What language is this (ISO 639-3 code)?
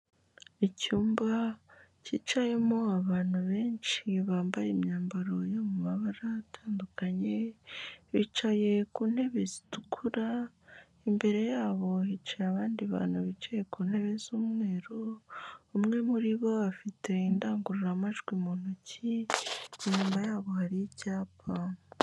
kin